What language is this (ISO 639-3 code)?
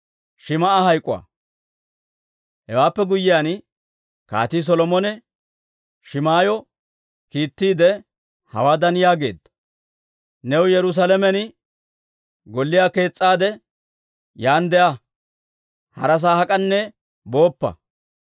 dwr